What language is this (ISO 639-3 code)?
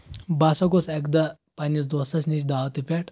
kas